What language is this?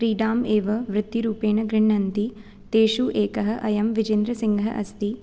Sanskrit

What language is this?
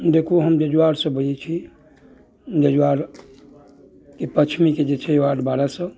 Maithili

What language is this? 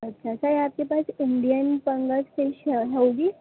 Urdu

